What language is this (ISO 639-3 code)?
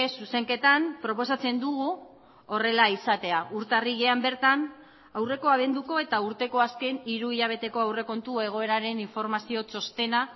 eus